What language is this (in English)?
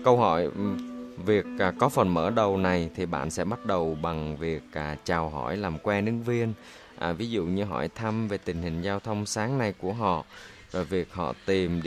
Vietnamese